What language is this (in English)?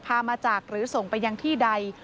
Thai